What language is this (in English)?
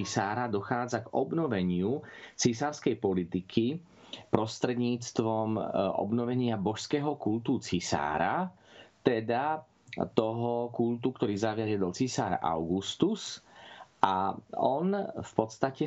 Slovak